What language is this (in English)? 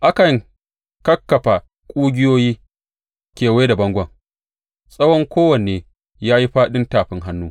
Hausa